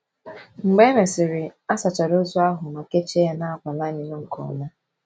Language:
Igbo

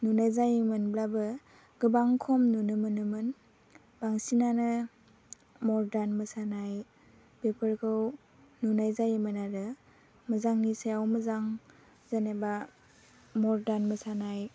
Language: Bodo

